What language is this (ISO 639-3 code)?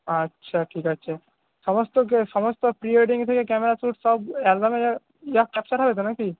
ben